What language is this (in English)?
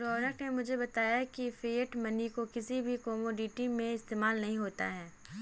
Hindi